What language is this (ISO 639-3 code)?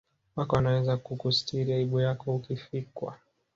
swa